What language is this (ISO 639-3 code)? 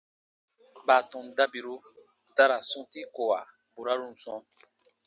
bba